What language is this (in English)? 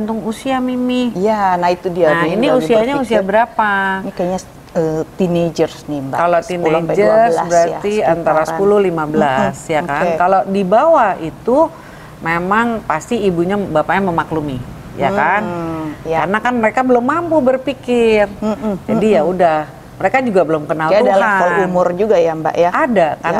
Indonesian